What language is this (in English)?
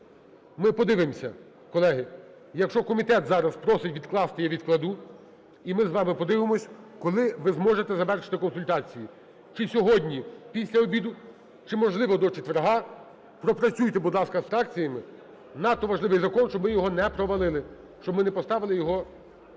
Ukrainian